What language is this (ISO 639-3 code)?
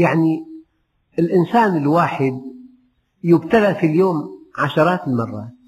ara